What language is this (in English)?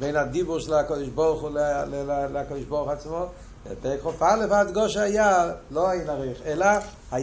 Hebrew